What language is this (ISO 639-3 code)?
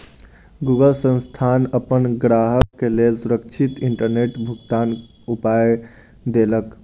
mai